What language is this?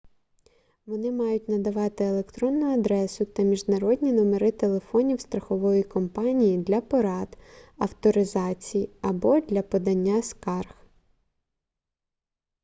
Ukrainian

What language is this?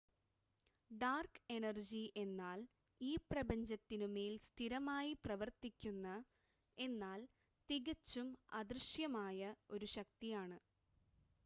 Malayalam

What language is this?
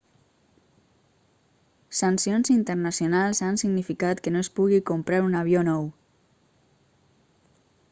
Catalan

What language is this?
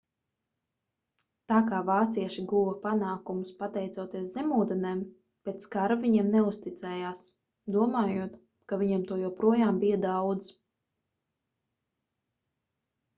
Latvian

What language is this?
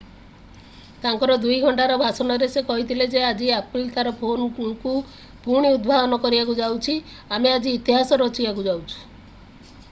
Odia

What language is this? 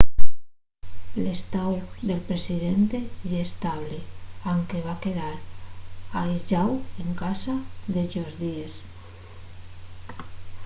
Asturian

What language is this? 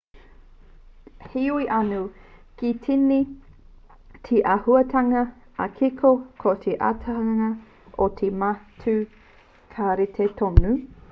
Māori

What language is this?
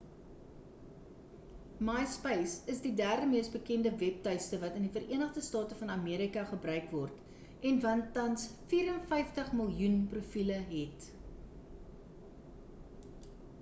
Afrikaans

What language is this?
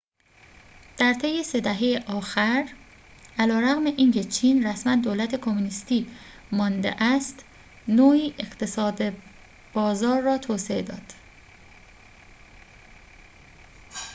Persian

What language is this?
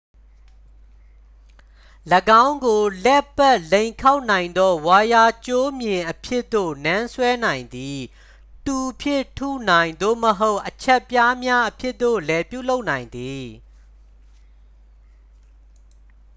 Burmese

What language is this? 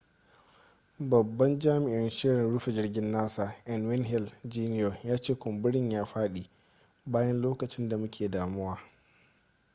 Hausa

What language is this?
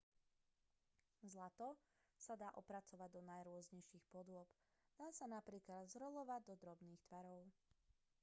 Slovak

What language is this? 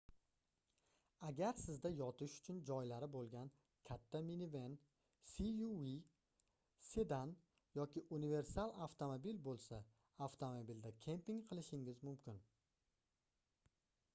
Uzbek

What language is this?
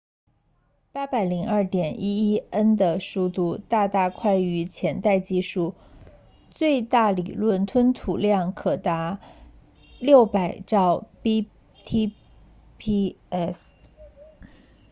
Chinese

